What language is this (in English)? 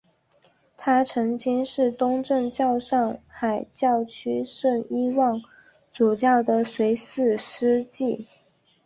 Chinese